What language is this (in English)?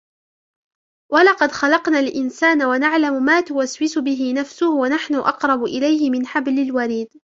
Arabic